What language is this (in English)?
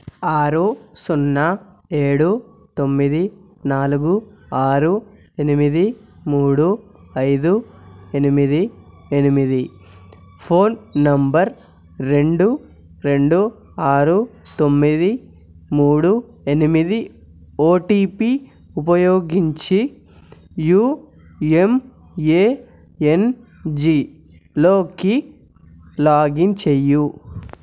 Telugu